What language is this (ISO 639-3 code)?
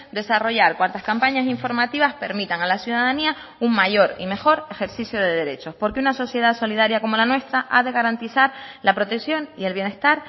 spa